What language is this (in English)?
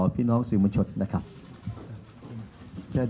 Thai